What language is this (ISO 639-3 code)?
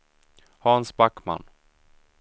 swe